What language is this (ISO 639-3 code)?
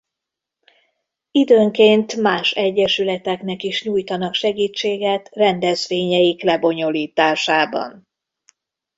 hun